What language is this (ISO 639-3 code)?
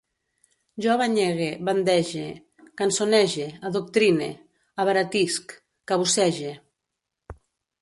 cat